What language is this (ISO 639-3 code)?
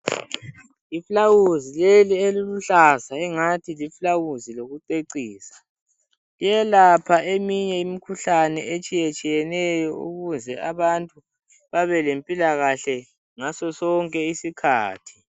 nde